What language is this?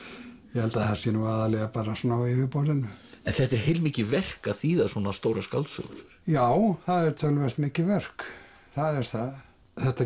Icelandic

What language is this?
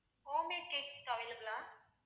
Tamil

